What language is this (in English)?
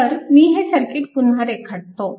Marathi